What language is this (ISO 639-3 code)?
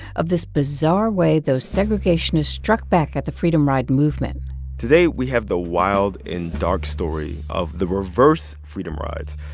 eng